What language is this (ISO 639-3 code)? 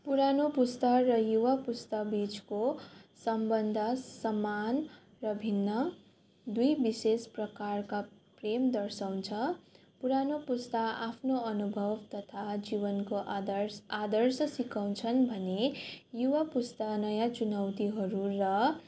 nep